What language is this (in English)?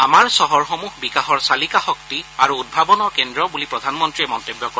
Assamese